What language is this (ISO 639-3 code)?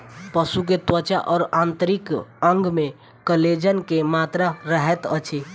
mai